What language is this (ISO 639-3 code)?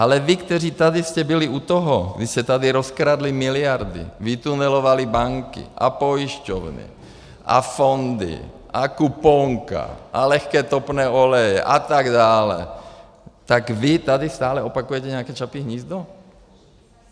ces